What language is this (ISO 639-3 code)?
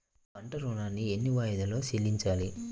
tel